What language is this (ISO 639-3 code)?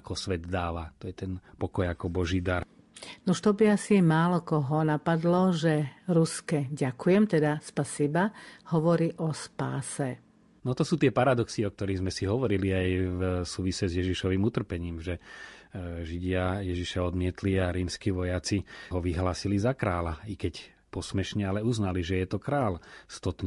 slk